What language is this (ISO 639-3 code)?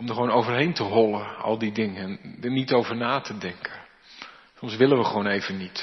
nld